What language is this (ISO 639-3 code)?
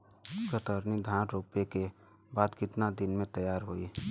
bho